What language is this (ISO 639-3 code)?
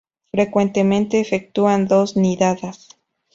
spa